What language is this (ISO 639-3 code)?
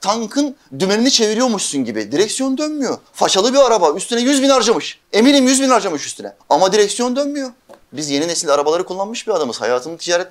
tur